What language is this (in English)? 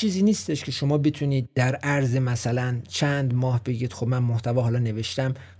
Persian